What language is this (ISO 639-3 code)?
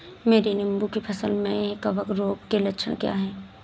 hin